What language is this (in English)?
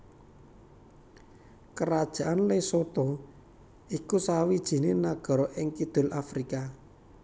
Javanese